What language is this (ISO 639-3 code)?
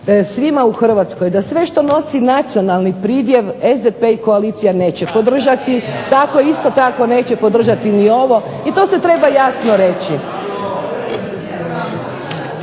hrv